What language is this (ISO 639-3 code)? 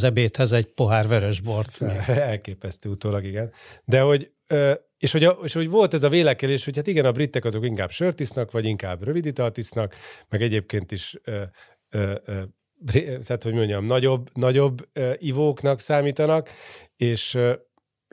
hun